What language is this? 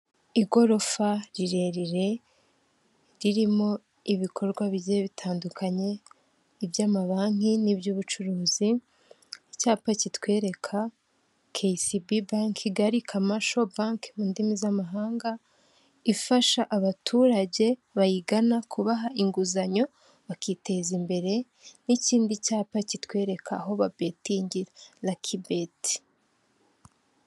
Kinyarwanda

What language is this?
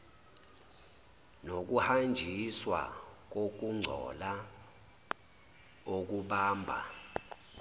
Zulu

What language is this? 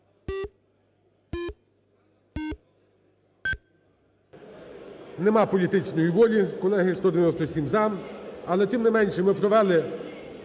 Ukrainian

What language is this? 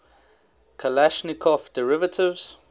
English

